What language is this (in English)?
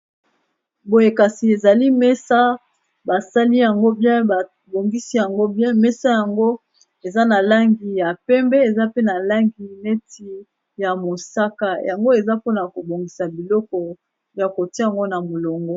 Lingala